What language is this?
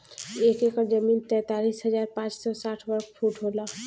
Bhojpuri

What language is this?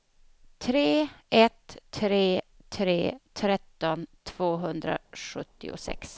Swedish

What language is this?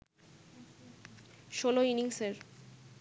Bangla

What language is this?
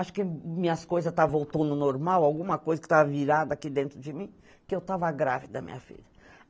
Portuguese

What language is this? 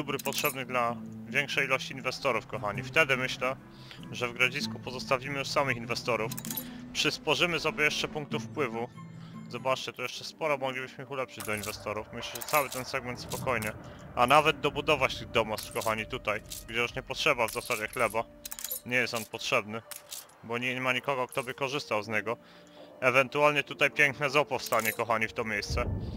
Polish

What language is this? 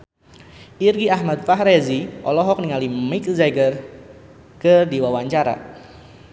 Sundanese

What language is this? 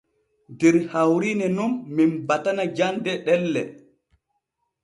Borgu Fulfulde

